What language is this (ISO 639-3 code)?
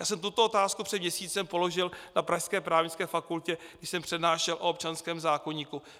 ces